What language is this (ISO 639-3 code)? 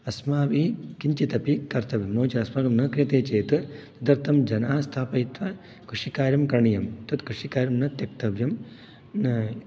san